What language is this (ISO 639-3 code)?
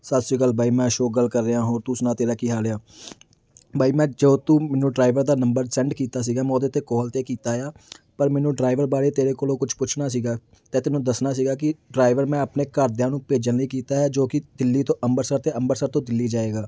pan